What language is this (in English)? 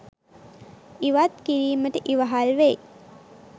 Sinhala